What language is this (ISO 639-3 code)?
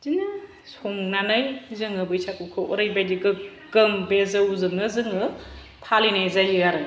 brx